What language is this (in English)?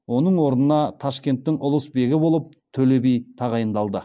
Kazakh